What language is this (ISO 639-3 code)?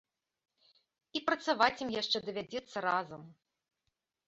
bel